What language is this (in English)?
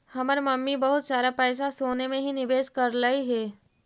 Magahi